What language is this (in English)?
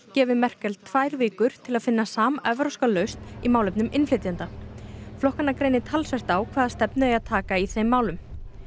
Icelandic